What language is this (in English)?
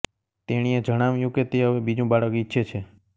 Gujarati